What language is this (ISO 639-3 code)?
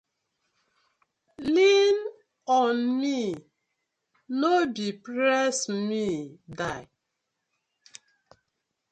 pcm